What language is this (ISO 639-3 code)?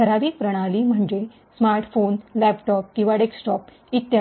mar